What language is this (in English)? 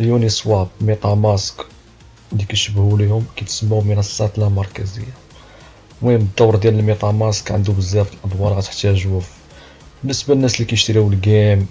Arabic